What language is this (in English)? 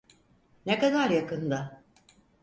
Turkish